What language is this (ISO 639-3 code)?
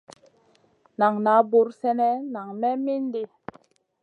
mcn